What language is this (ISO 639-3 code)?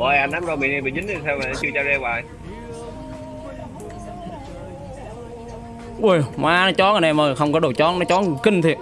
vie